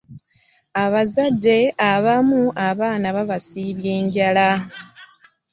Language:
Ganda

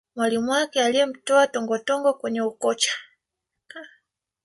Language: Swahili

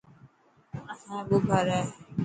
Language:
Dhatki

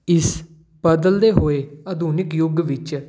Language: Punjabi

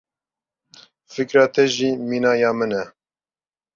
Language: Kurdish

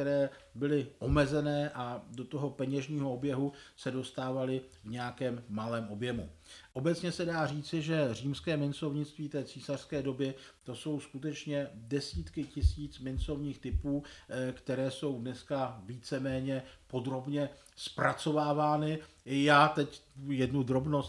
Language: Czech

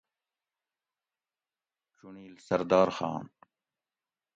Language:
Gawri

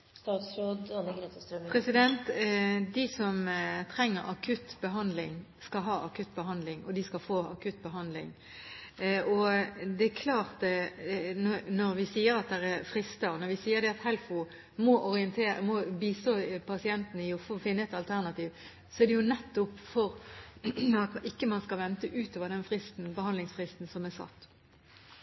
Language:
Norwegian Bokmål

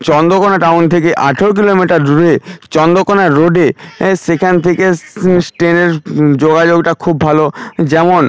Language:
Bangla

